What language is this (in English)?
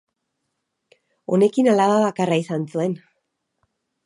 Basque